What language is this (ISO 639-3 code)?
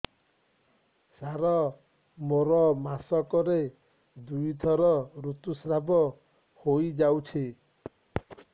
ori